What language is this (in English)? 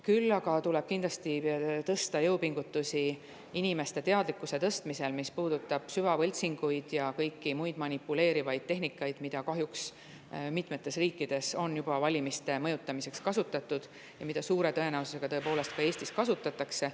Estonian